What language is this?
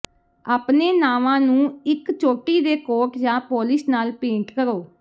Punjabi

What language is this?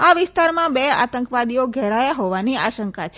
Gujarati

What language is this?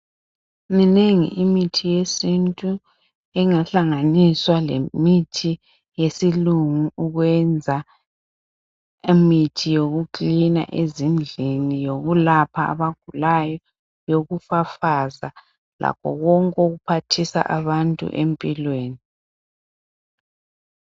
North Ndebele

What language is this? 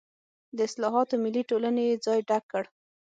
Pashto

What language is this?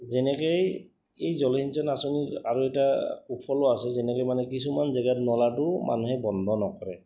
Assamese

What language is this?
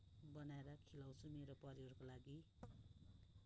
Nepali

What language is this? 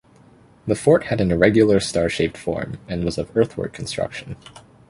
English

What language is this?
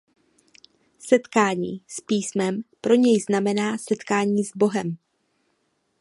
Czech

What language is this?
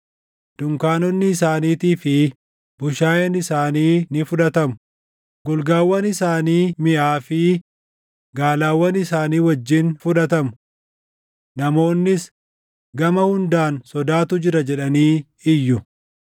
Oromo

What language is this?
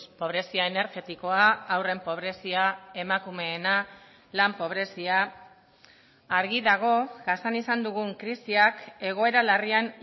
Basque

